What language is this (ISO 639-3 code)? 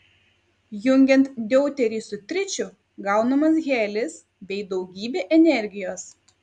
lit